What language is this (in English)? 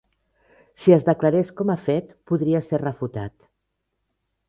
Catalan